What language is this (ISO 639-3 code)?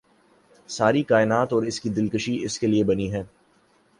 urd